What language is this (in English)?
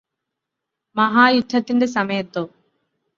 Malayalam